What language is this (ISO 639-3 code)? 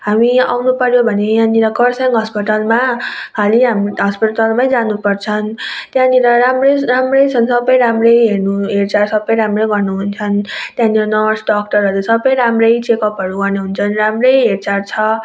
nep